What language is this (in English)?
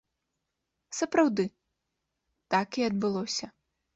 Belarusian